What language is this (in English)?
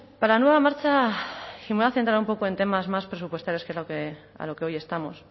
Spanish